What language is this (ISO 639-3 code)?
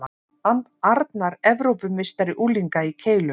isl